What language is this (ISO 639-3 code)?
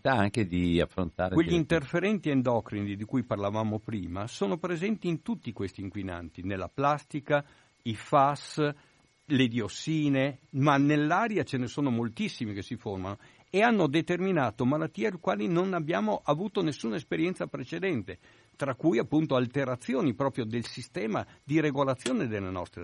ita